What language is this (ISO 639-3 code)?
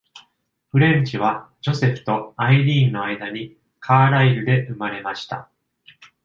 jpn